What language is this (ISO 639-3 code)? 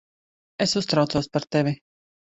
lav